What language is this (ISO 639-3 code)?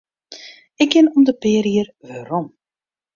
fry